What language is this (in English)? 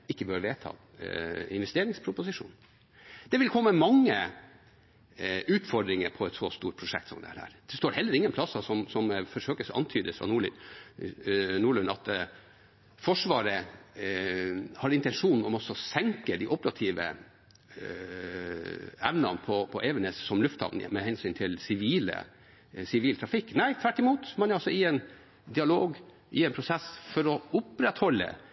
Norwegian Bokmål